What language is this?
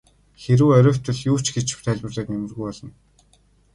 Mongolian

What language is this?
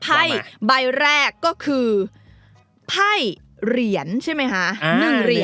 Thai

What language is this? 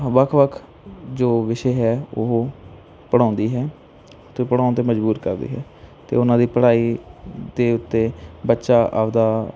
Punjabi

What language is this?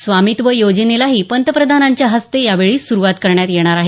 Marathi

